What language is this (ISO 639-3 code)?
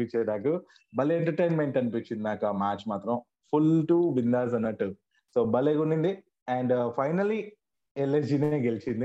tel